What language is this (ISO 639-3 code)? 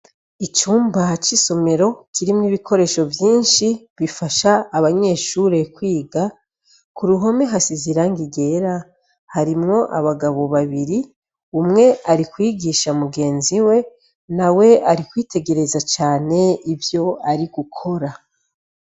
run